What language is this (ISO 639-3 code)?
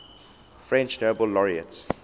eng